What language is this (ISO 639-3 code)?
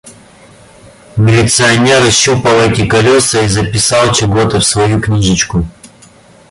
rus